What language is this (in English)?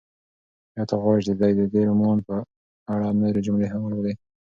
Pashto